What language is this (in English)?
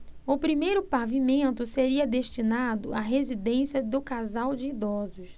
Portuguese